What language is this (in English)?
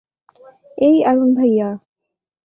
Bangla